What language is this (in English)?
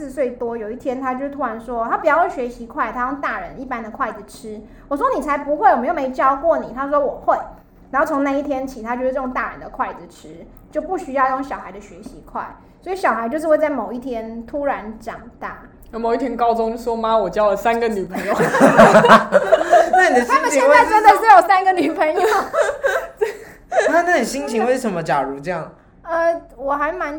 Chinese